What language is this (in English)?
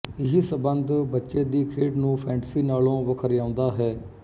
Punjabi